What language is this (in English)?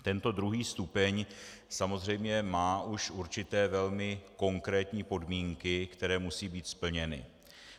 Czech